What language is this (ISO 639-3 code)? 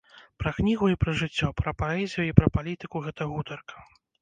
bel